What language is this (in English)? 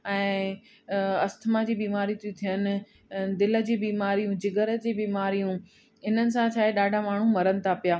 Sindhi